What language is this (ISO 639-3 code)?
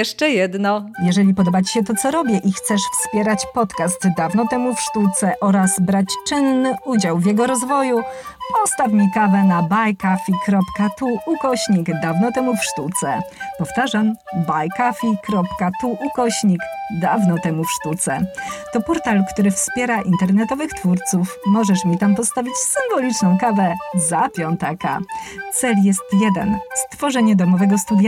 pol